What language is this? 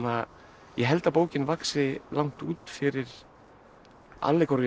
Icelandic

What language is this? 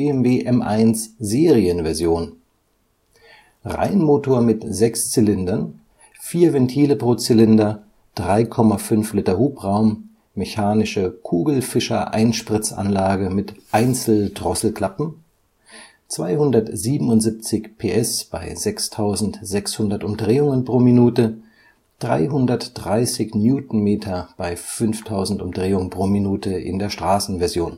German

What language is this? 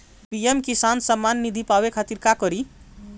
Bhojpuri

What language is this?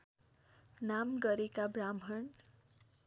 Nepali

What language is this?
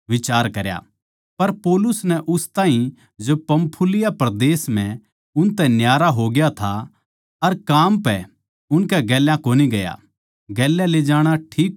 Haryanvi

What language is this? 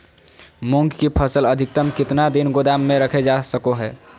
Magahi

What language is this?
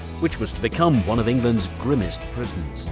English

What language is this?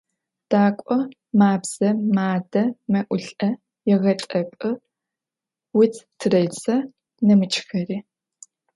Adyghe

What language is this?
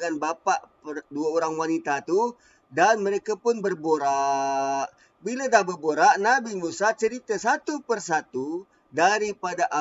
Malay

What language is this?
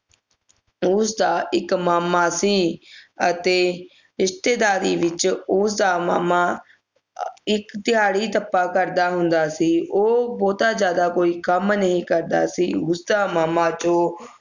Punjabi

